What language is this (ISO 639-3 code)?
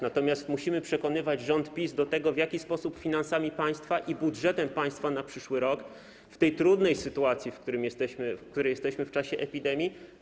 pol